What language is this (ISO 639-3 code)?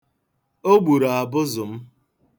ibo